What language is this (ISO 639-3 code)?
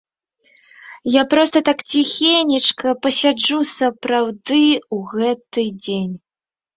bel